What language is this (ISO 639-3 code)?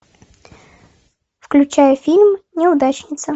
rus